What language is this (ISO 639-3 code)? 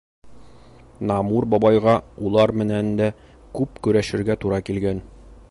bak